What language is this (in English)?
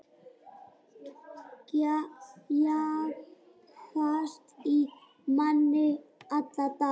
Icelandic